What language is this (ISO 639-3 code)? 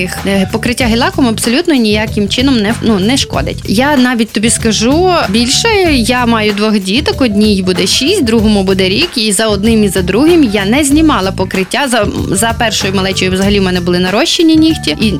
ukr